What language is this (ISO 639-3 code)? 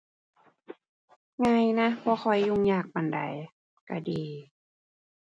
tha